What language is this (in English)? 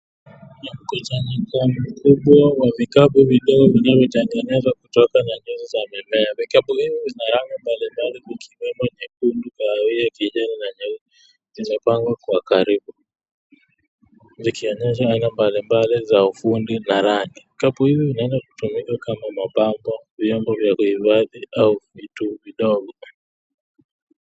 Swahili